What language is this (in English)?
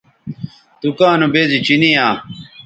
Bateri